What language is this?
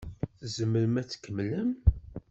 Kabyle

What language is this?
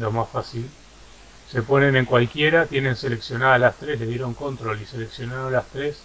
Spanish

